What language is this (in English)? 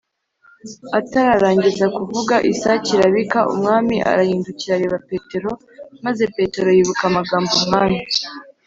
Kinyarwanda